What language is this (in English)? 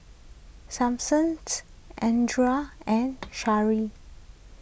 English